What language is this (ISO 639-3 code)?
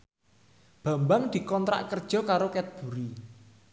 jav